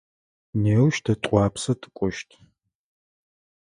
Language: Adyghe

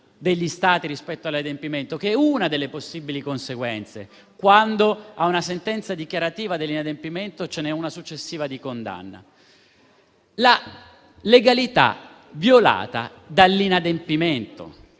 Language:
Italian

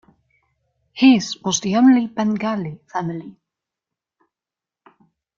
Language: English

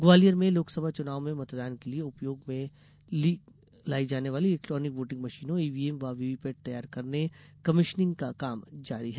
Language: Hindi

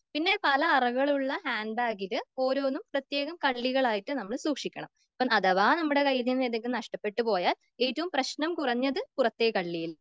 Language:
Malayalam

